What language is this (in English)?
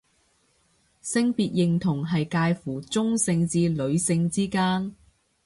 Cantonese